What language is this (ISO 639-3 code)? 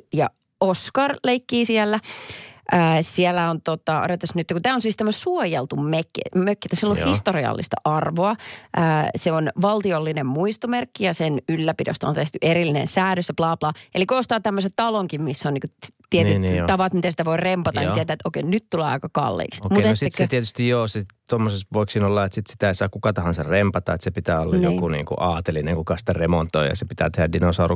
fin